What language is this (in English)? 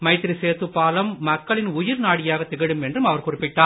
Tamil